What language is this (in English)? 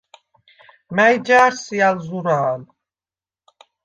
Svan